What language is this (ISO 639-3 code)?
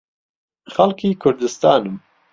ckb